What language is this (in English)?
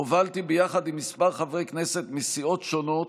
Hebrew